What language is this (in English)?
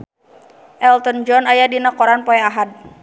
Sundanese